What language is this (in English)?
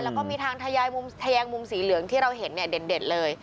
Thai